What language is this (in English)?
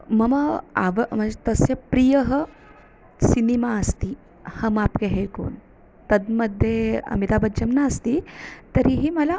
Sanskrit